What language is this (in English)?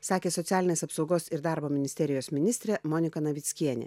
Lithuanian